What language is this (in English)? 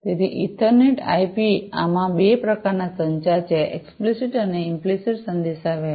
Gujarati